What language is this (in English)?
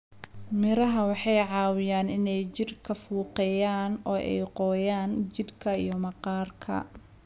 Somali